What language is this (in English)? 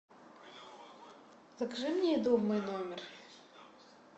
Russian